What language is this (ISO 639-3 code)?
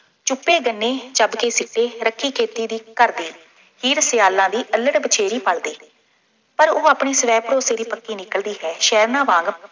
pan